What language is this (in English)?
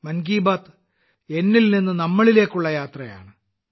Malayalam